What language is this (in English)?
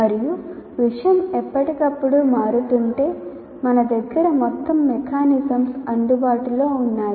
Telugu